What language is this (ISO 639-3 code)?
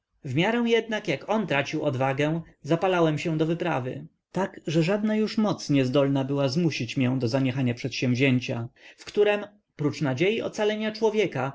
pol